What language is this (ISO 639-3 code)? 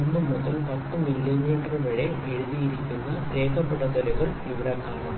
mal